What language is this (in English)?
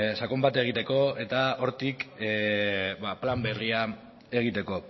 Basque